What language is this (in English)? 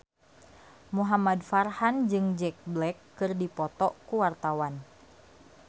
Sundanese